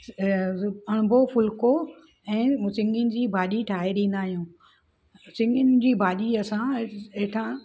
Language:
Sindhi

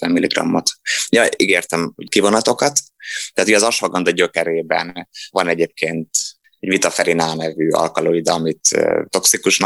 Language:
Hungarian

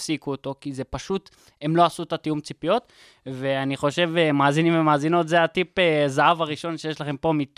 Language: Hebrew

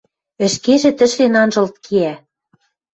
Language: Western Mari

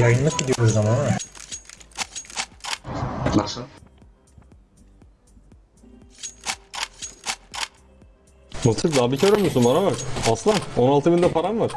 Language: Turkish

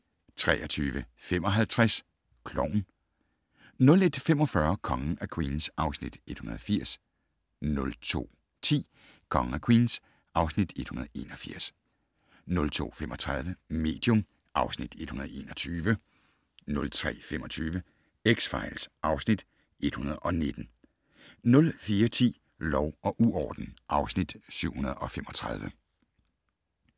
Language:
Danish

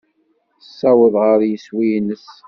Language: Kabyle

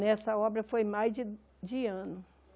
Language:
Portuguese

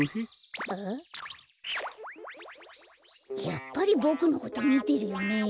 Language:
Japanese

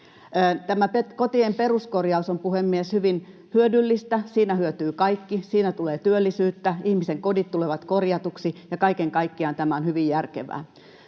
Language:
Finnish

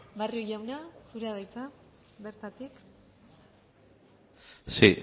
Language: Basque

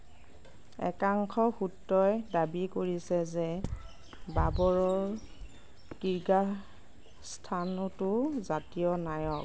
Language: Assamese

